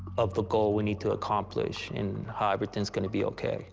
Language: English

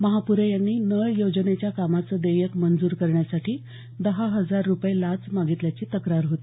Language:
Marathi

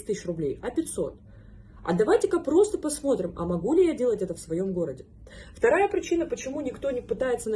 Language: Russian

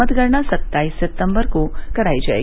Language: Hindi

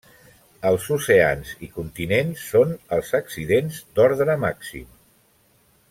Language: Catalan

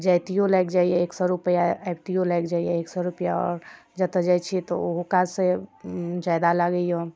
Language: Maithili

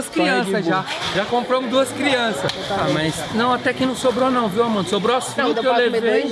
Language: Portuguese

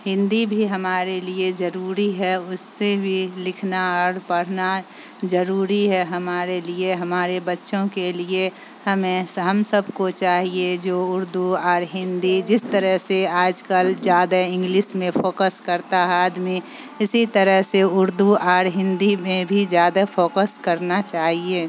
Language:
Urdu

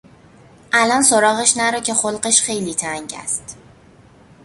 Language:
Persian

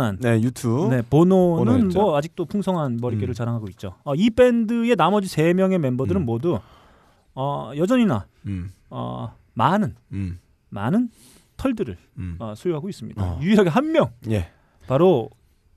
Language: Korean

